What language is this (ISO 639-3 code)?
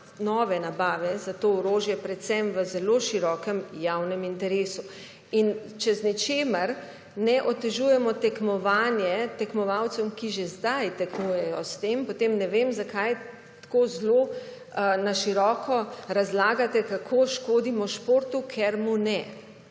slv